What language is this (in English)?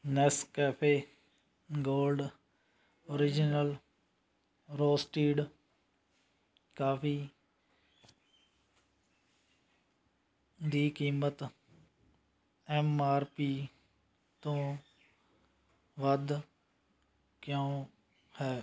Punjabi